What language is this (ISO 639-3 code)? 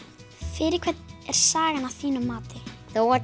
isl